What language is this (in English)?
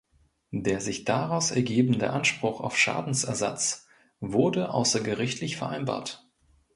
German